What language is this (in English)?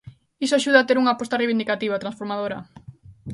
Galician